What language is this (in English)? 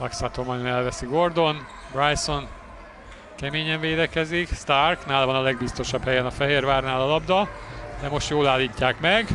Hungarian